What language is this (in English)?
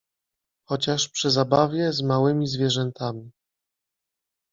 Polish